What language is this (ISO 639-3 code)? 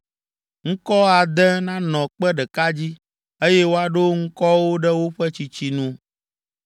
ewe